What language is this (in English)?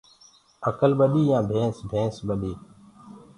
Gurgula